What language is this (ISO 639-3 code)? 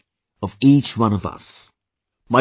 eng